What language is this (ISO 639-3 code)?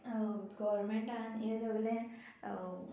kok